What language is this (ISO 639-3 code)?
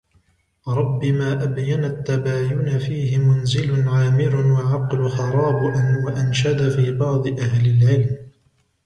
ara